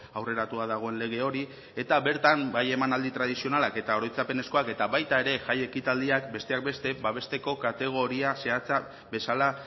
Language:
Basque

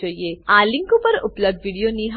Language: Gujarati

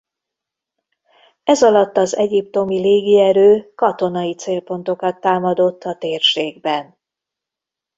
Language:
Hungarian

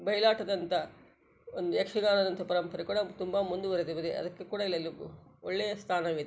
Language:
Kannada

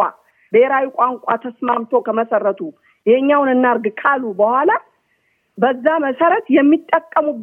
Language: Amharic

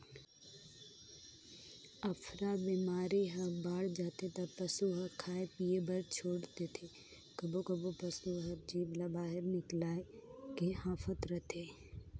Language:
Chhattisgarhi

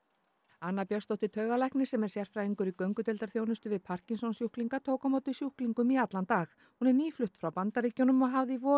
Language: Icelandic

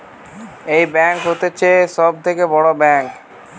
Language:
Bangla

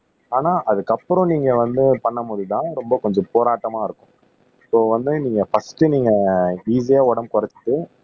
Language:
Tamil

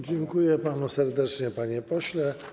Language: Polish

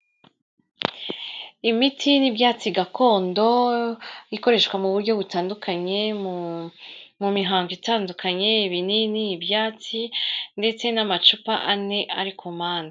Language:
Kinyarwanda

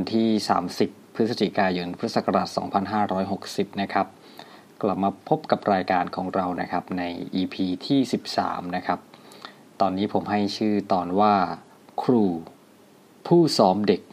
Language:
Thai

